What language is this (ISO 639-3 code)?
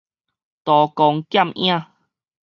nan